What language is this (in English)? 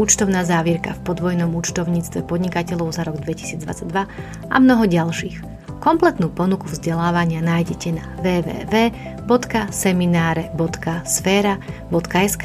Slovak